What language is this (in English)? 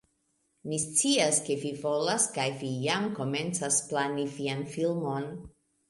Esperanto